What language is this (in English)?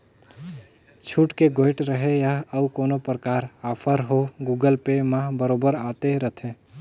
Chhattisgarhi